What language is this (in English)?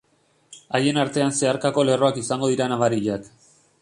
Basque